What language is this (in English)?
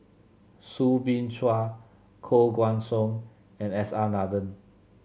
English